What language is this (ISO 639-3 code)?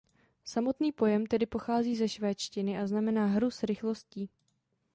ces